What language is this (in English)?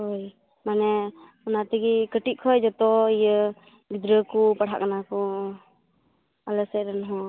Santali